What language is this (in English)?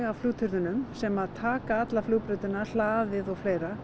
Icelandic